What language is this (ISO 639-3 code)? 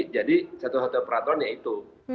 ind